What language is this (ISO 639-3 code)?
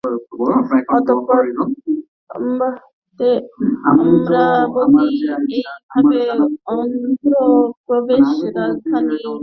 ben